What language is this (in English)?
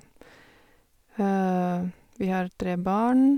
Norwegian